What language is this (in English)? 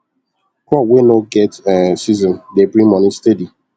Nigerian Pidgin